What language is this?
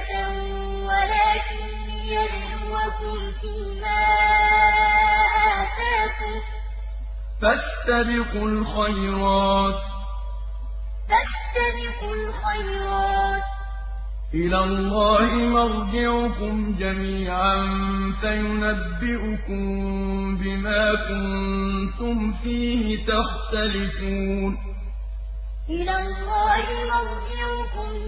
Arabic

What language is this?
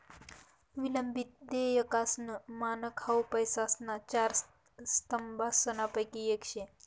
Marathi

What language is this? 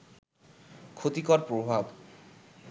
Bangla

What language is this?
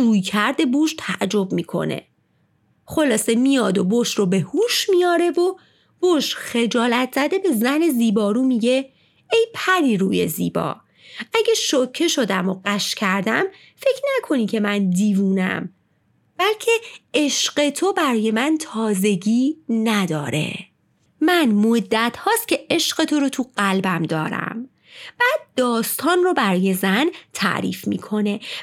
Persian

